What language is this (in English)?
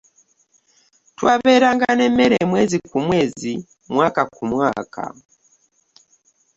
Ganda